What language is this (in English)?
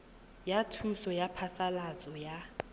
Tswana